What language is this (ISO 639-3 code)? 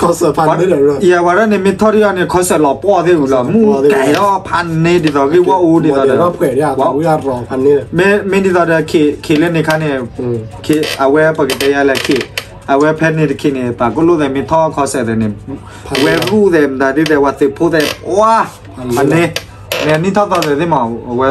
tha